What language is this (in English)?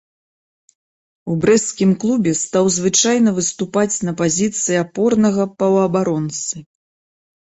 Belarusian